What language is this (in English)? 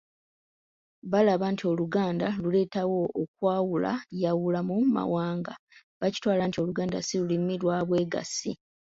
Ganda